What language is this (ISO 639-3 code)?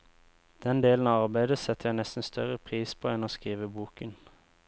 nor